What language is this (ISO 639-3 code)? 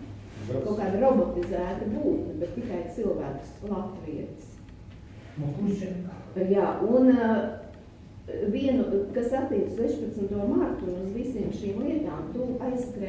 por